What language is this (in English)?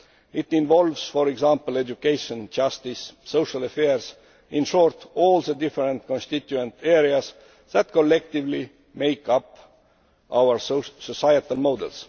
English